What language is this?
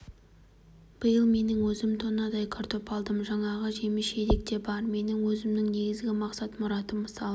Kazakh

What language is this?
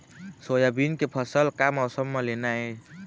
Chhattisgarhi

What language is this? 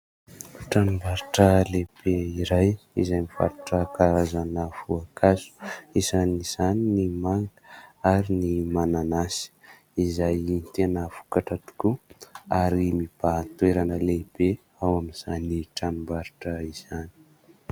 Malagasy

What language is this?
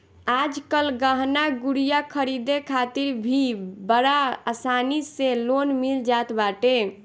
Bhojpuri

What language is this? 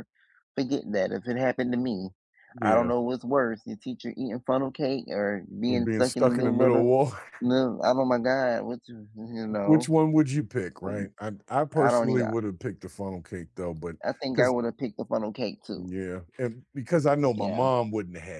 English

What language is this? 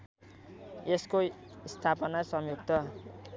Nepali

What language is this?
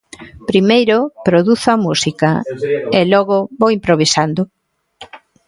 Galician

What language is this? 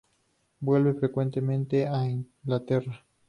Spanish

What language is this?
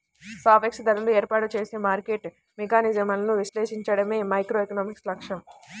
Telugu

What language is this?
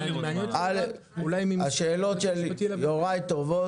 Hebrew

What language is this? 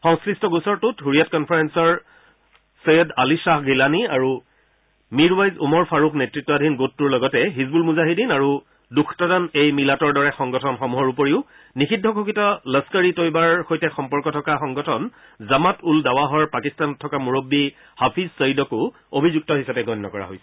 Assamese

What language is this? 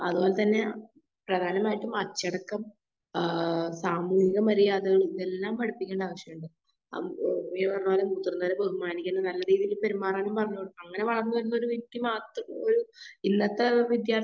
Malayalam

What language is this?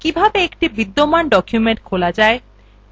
Bangla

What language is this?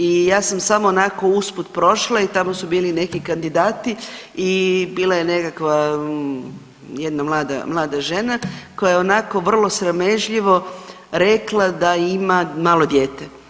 Croatian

